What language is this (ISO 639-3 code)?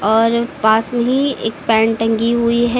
hin